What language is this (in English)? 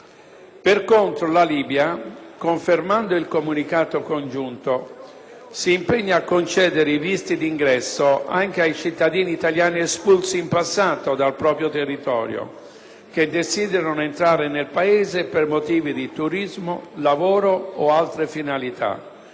Italian